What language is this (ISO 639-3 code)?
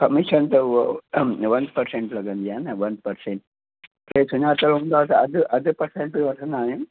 snd